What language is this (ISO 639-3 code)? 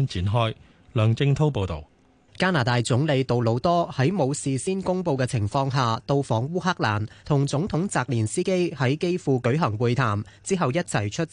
zho